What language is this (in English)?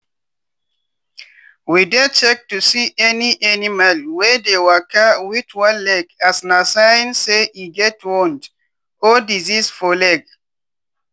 Nigerian Pidgin